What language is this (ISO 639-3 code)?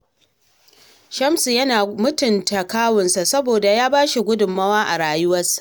hau